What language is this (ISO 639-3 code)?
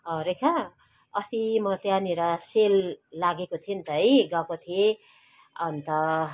nep